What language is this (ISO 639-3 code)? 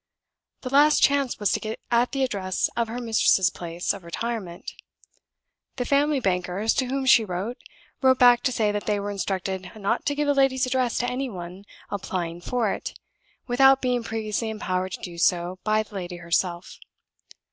eng